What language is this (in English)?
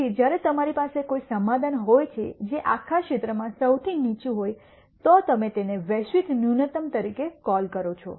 Gujarati